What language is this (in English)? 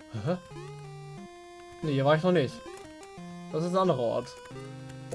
German